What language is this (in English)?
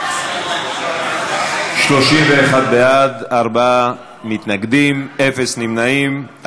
Hebrew